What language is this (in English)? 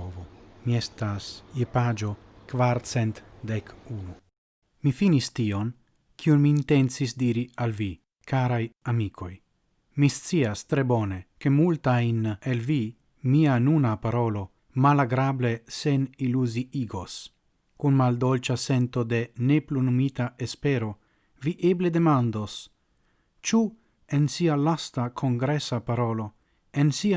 Italian